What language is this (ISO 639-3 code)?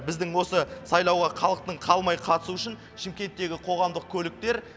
kaz